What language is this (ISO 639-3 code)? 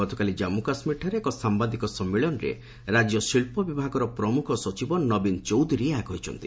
ori